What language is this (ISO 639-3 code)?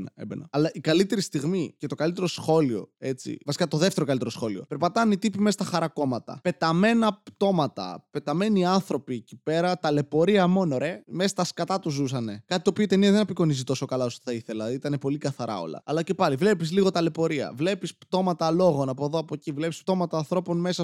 ell